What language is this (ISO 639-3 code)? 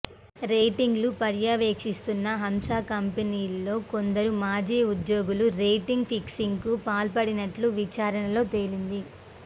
tel